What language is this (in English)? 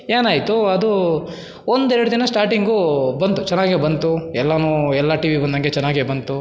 Kannada